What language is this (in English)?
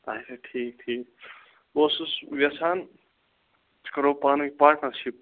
Kashmiri